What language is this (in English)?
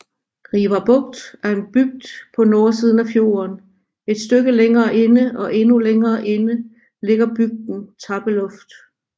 Danish